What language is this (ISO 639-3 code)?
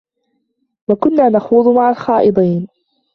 ara